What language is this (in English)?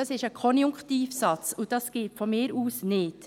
Swiss German